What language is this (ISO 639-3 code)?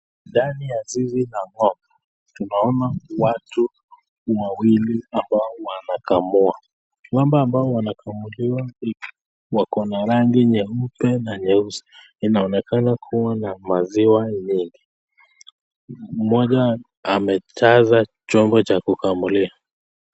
swa